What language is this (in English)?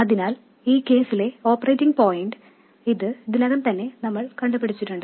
Malayalam